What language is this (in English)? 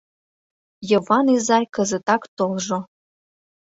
Mari